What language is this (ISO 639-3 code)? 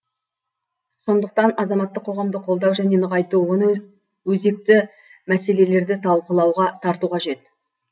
kaz